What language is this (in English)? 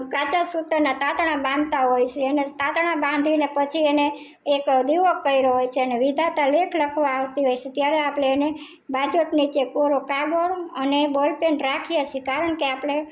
Gujarati